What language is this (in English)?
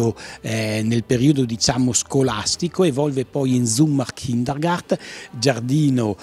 Italian